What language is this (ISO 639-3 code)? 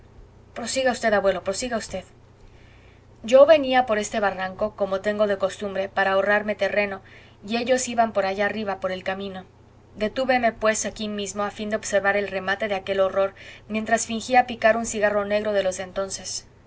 spa